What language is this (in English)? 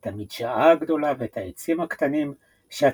Hebrew